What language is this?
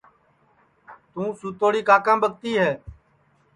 Sansi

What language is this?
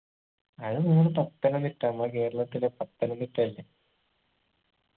Malayalam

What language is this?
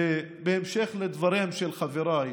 Hebrew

